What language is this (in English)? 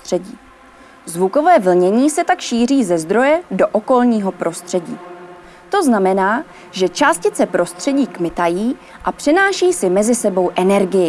Czech